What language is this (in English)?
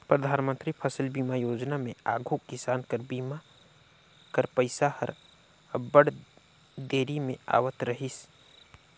Chhattisgarhi